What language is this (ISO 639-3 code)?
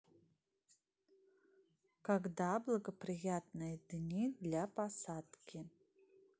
rus